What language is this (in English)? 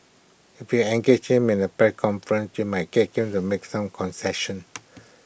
English